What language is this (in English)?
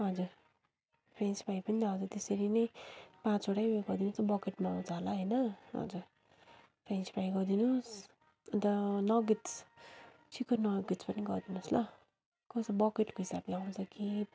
Nepali